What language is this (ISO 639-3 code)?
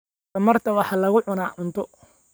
som